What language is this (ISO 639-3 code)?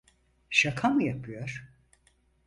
tur